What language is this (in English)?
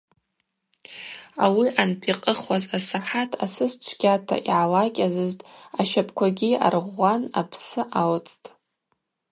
Abaza